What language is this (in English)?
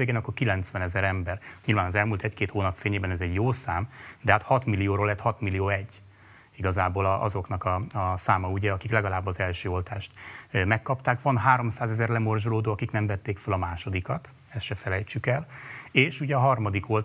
Hungarian